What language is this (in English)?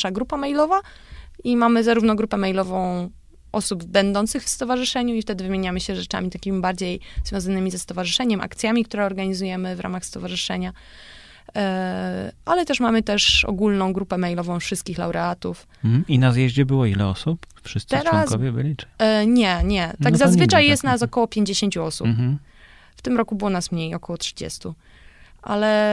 Polish